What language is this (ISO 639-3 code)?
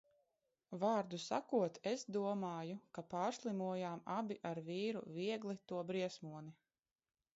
lav